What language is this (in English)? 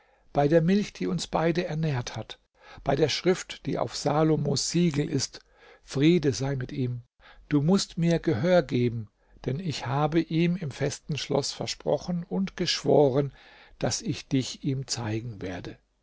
German